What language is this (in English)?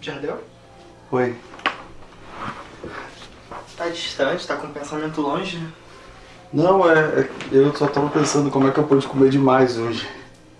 Portuguese